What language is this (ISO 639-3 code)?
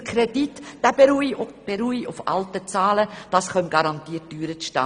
gsw